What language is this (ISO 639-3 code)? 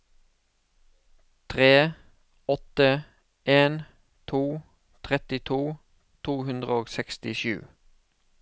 nor